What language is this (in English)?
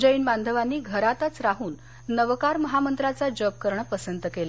Marathi